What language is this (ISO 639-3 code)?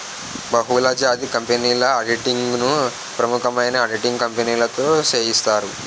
tel